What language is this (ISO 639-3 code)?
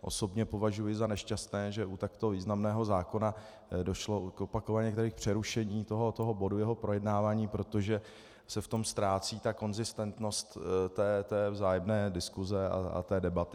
ces